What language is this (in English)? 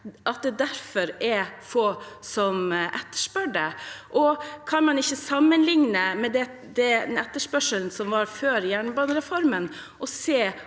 Norwegian